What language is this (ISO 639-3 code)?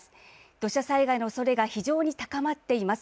jpn